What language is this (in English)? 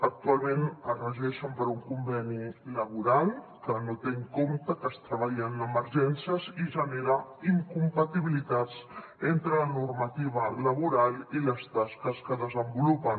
Catalan